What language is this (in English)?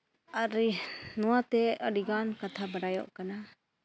Santali